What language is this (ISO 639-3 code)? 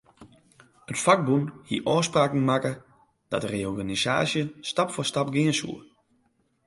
fry